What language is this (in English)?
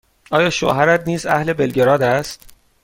Persian